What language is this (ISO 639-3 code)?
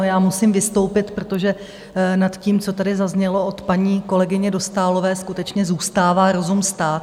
ces